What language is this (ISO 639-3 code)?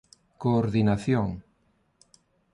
glg